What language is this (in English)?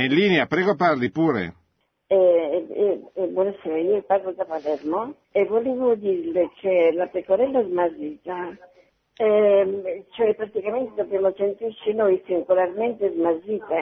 Italian